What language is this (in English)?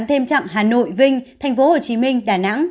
Vietnamese